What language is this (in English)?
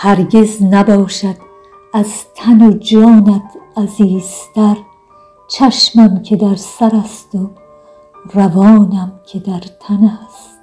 Persian